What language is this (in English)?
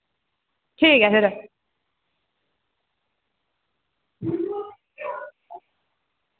Dogri